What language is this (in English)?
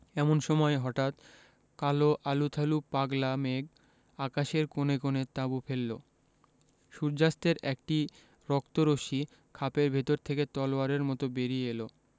Bangla